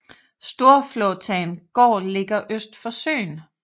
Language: Danish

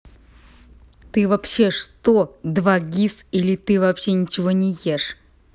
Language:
Russian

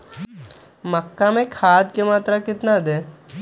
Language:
Magahi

